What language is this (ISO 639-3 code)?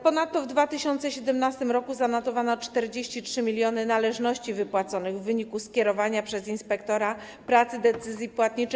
pol